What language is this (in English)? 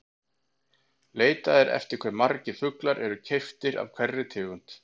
Icelandic